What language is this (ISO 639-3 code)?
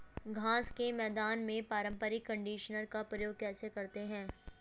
hin